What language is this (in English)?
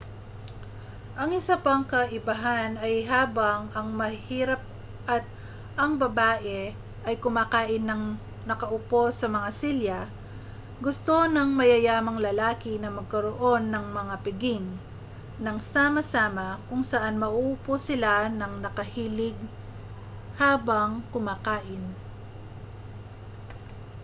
Filipino